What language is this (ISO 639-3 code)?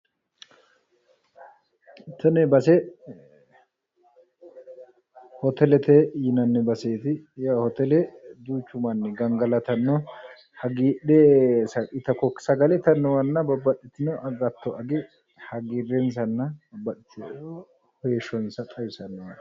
sid